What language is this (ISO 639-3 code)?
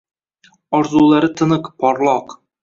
uzb